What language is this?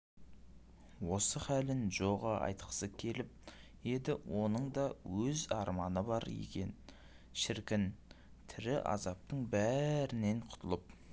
Kazakh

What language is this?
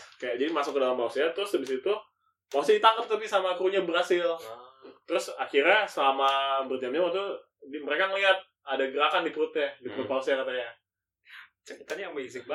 Indonesian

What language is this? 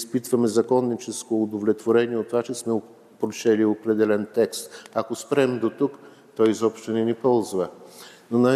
Bulgarian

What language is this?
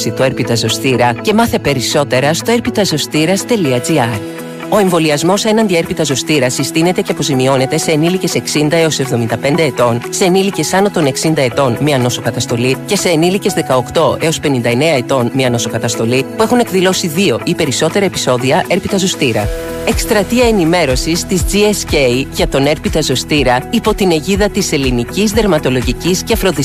Greek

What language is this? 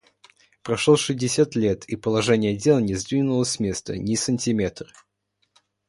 Russian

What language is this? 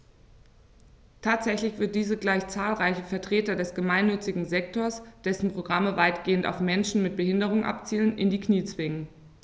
German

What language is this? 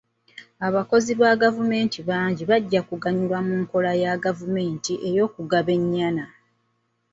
Ganda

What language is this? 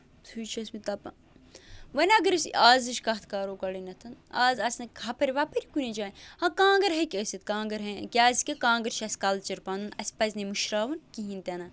Kashmiri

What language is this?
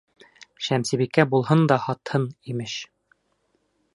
Bashkir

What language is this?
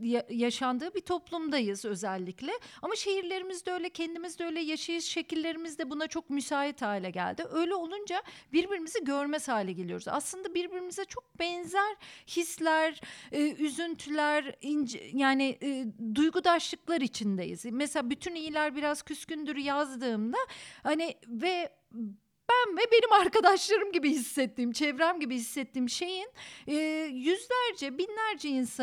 Turkish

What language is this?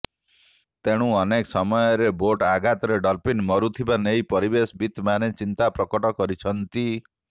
Odia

